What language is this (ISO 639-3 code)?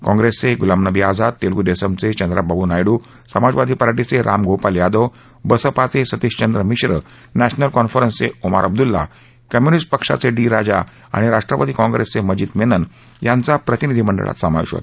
mar